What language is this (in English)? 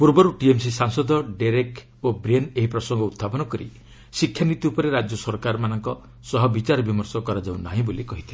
Odia